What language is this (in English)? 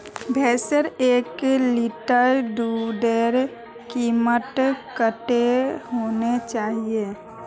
Magahi